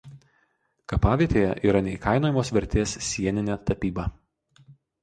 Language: Lithuanian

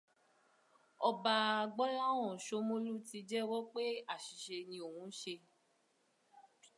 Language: Yoruba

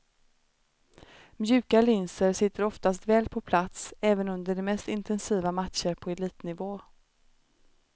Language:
Swedish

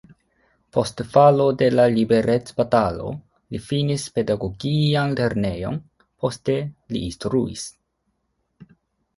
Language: Esperanto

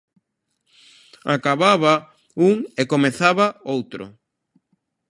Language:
Galician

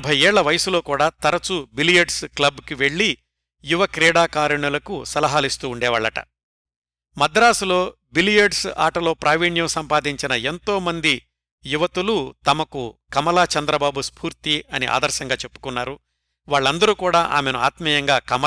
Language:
Telugu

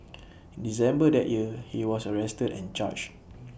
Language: English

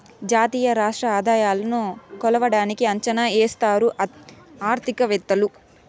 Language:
Telugu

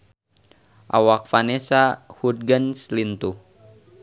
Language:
Sundanese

